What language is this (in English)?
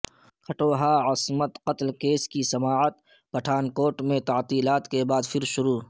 Urdu